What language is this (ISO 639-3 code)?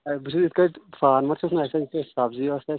kas